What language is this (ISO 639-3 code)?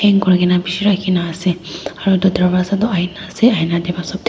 nag